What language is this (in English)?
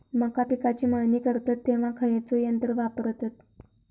Marathi